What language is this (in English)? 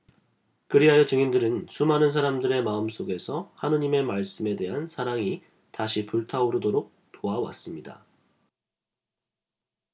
Korean